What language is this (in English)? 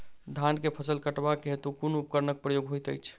Maithili